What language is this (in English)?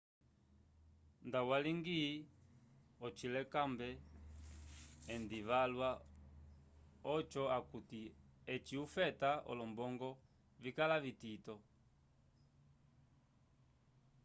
Umbundu